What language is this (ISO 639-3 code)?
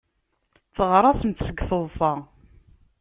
kab